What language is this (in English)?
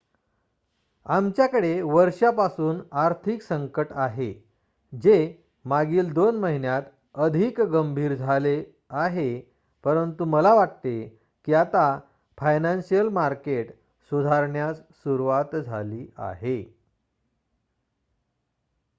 Marathi